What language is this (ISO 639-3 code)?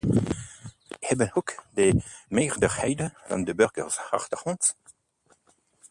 nld